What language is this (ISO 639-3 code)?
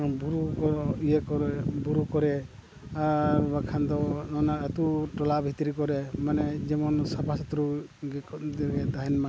sat